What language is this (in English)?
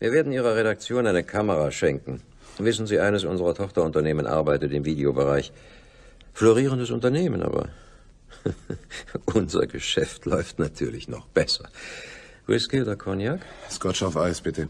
German